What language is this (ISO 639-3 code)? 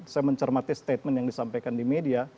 ind